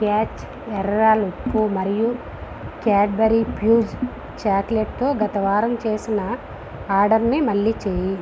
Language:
Telugu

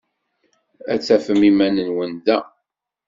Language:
Kabyle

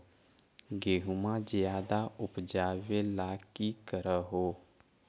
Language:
Magahi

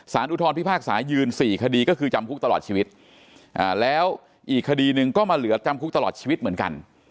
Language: Thai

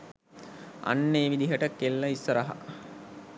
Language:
Sinhala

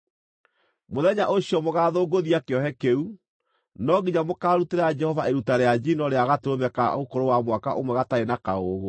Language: Kikuyu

